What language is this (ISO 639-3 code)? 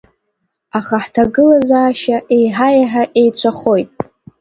abk